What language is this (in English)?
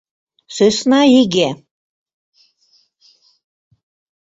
Mari